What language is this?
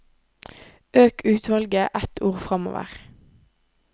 Norwegian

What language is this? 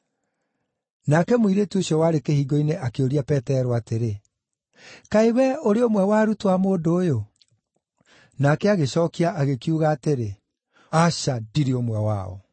Kikuyu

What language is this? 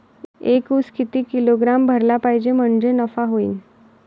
Marathi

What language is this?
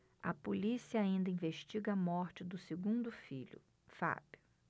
Portuguese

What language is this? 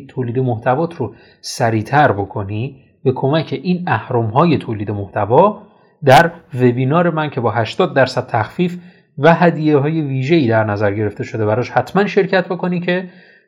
Persian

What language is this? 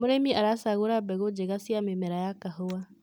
Kikuyu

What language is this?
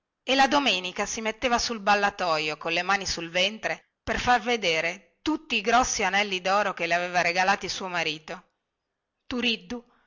Italian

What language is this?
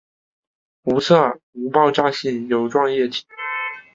Chinese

